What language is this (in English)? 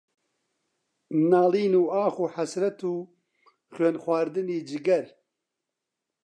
Central Kurdish